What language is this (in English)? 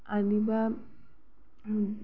Bodo